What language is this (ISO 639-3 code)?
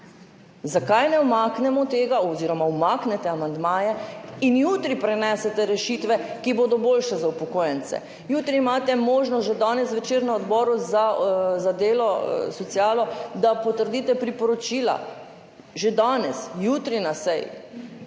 slv